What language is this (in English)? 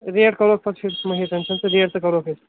Kashmiri